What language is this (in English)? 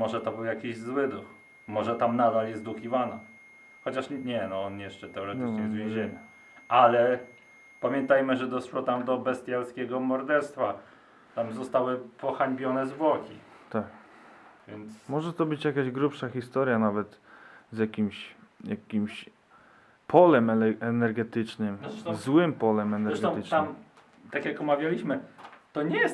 Polish